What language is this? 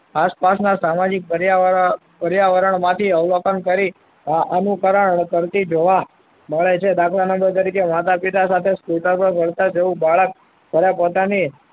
Gujarati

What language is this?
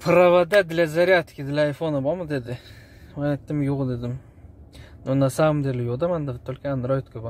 Turkish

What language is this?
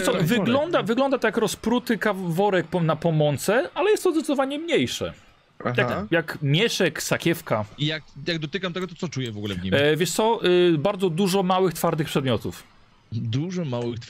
Polish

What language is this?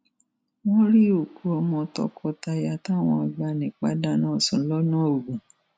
Yoruba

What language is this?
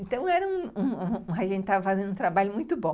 Portuguese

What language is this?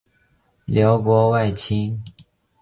Chinese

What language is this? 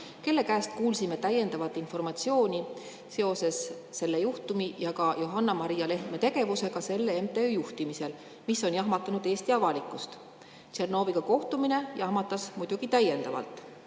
Estonian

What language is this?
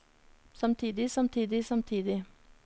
Norwegian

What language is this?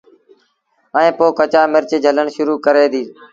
Sindhi Bhil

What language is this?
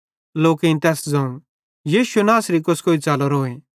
Bhadrawahi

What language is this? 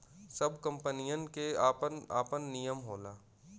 Bhojpuri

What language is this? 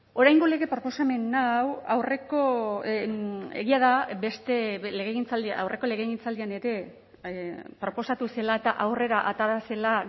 Basque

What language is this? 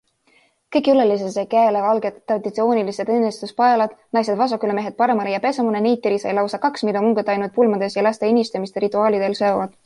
Estonian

